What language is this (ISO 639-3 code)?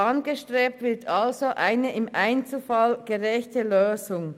gsw